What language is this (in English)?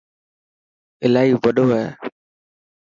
Dhatki